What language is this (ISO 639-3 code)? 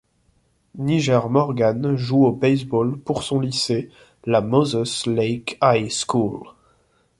fra